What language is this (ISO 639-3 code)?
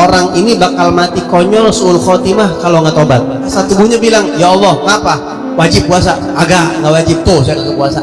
ind